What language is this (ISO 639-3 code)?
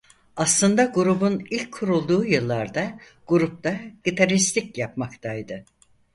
tur